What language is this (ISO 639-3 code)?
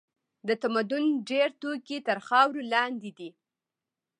pus